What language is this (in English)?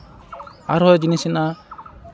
Santali